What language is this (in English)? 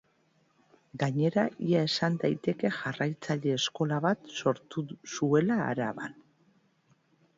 Basque